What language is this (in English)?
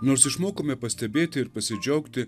Lithuanian